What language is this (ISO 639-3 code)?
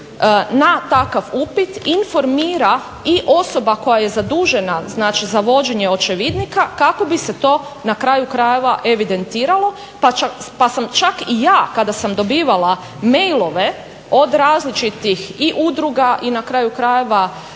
hrv